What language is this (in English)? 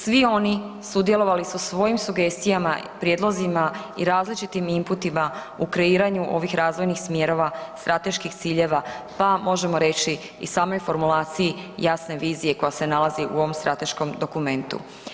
Croatian